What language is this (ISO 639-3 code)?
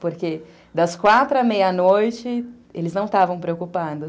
por